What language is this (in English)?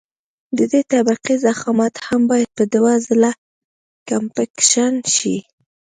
Pashto